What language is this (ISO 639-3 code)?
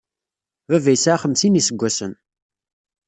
kab